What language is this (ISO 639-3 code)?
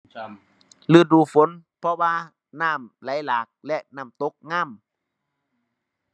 tha